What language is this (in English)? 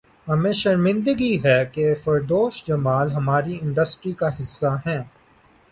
Urdu